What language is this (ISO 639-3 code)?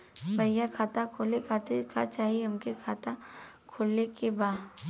bho